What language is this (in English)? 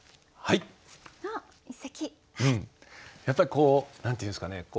Japanese